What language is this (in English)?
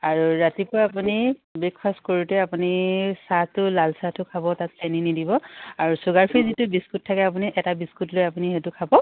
Assamese